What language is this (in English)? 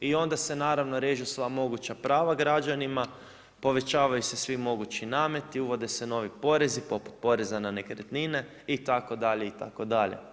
Croatian